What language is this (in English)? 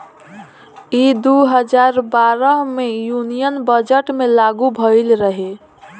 Bhojpuri